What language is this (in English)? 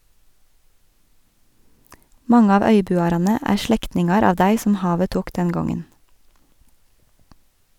Norwegian